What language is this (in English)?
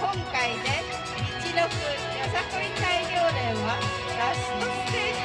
Japanese